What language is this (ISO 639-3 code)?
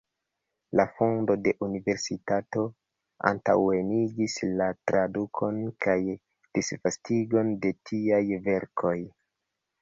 epo